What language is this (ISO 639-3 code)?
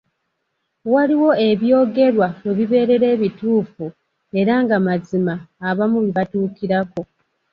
lug